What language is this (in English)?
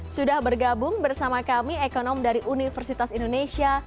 Indonesian